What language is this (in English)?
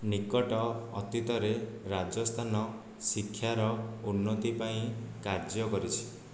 Odia